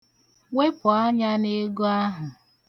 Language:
Igbo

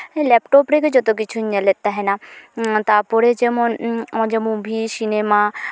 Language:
Santali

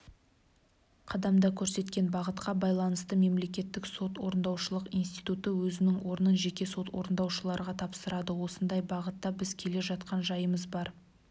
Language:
Kazakh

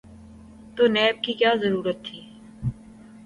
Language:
Urdu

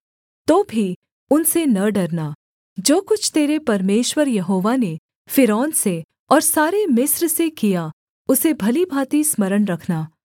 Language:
Hindi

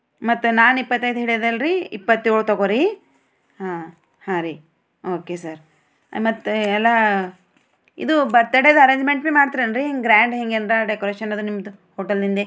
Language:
Kannada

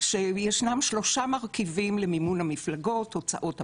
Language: Hebrew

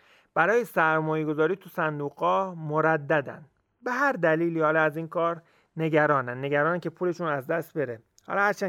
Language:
Persian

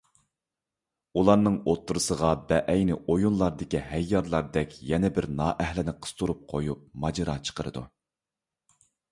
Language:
Uyghur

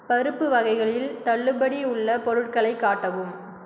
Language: Tamil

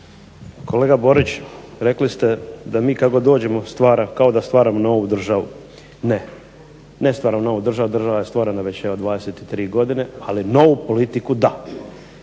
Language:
Croatian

